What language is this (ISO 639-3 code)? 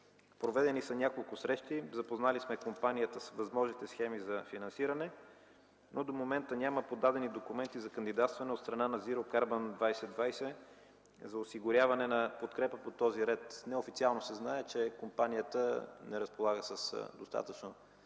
bul